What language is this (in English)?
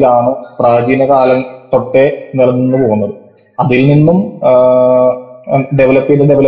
Malayalam